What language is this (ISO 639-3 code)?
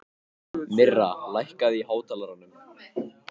isl